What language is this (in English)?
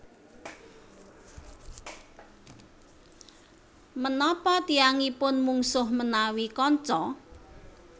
Javanese